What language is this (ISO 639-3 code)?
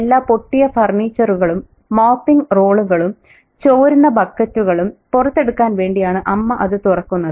mal